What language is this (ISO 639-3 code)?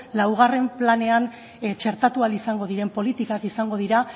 eus